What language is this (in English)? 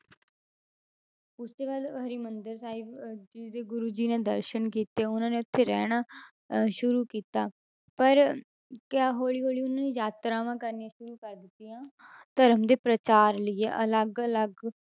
Punjabi